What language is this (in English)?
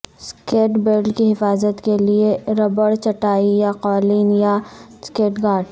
Urdu